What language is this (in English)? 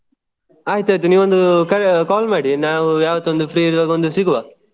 Kannada